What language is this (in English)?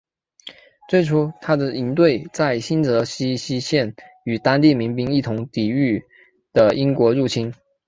Chinese